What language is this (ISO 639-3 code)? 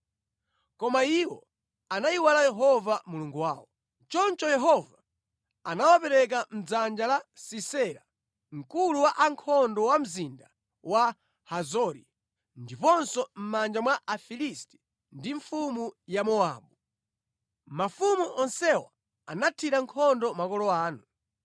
nya